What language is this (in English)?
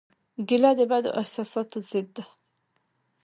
Pashto